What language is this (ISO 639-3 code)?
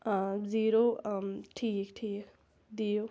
kas